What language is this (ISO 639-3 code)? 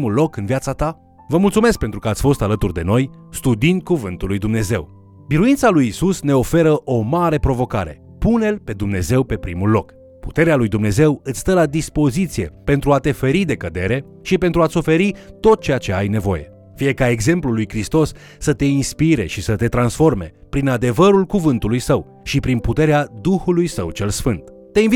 ron